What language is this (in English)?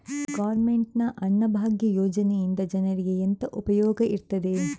Kannada